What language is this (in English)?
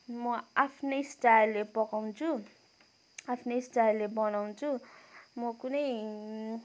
Nepali